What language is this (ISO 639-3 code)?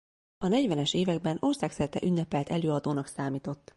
hun